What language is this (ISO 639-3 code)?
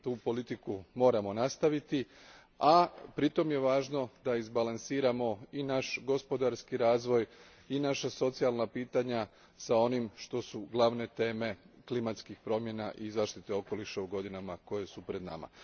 hrv